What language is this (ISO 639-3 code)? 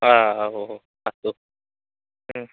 san